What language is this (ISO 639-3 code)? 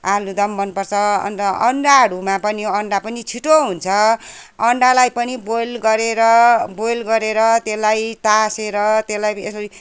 nep